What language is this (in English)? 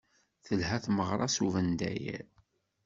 Kabyle